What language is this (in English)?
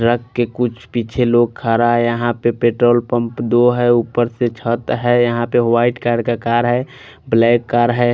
Hindi